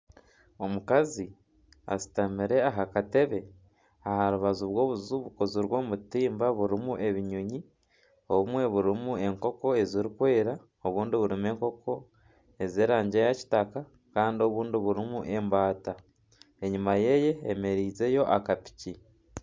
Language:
Nyankole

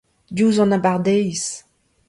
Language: Breton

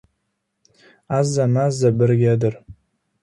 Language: Uzbek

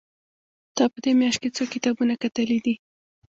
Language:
Pashto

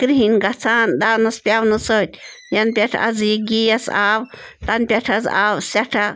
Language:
Kashmiri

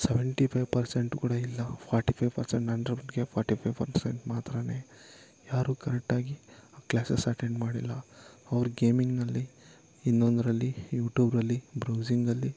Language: Kannada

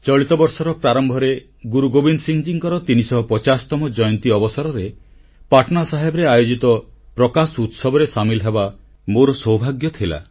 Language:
Odia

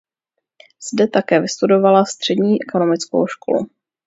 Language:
Czech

